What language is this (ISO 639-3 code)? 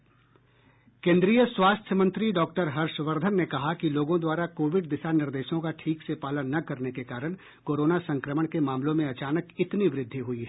hin